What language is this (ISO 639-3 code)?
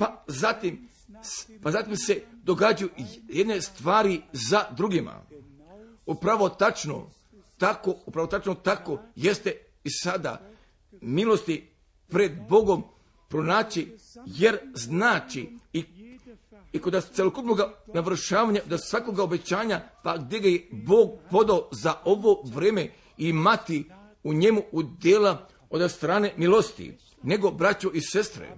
hrv